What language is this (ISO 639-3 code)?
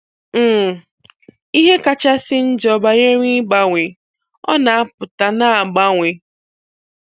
ibo